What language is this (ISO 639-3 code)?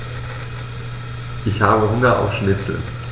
deu